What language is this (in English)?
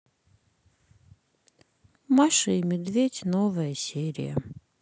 Russian